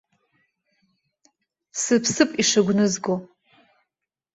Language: Abkhazian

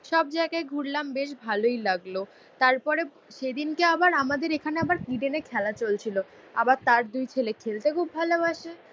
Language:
Bangla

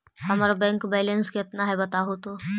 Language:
Magahi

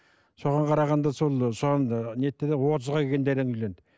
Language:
Kazakh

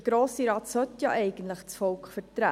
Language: Swiss German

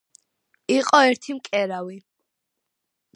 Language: Georgian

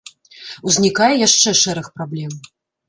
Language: Belarusian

